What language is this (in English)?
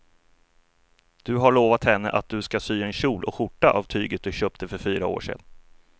Swedish